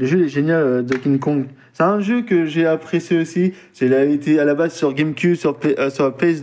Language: French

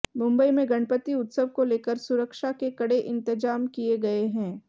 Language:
Hindi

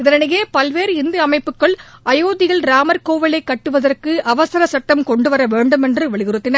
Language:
Tamil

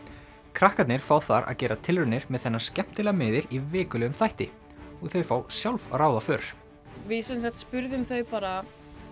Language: Icelandic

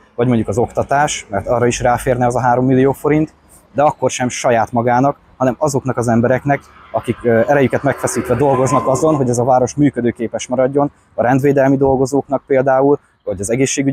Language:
Hungarian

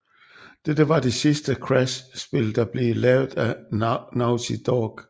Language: Danish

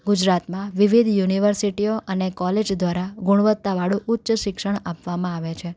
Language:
Gujarati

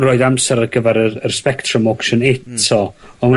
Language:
Welsh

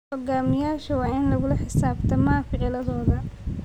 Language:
Somali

